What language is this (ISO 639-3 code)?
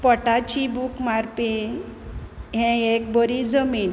kok